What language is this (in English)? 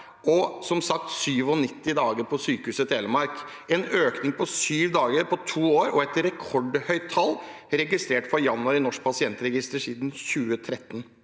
Norwegian